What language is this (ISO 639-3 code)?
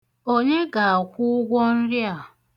ibo